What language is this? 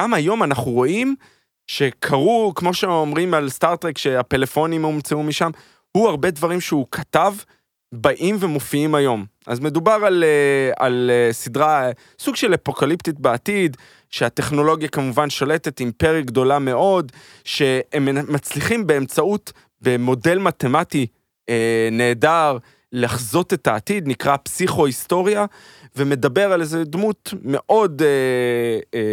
Hebrew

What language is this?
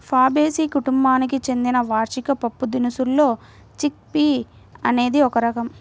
Telugu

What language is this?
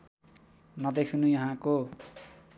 Nepali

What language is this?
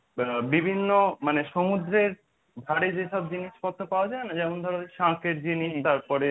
Bangla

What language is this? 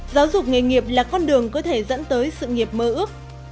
Vietnamese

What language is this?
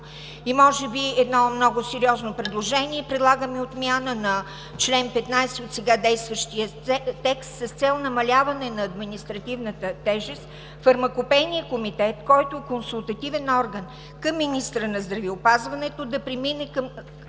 Bulgarian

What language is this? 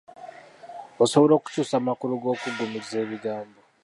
Ganda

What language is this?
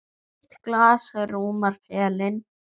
Icelandic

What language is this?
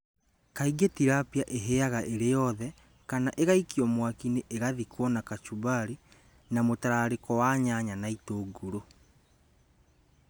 Kikuyu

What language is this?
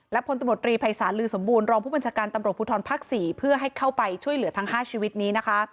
Thai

